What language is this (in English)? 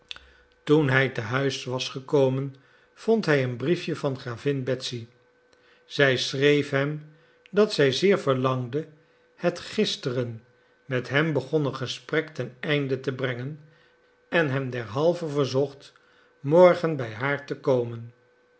Dutch